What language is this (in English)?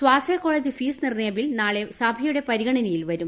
Malayalam